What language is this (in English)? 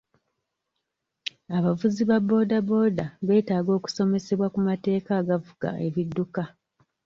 Ganda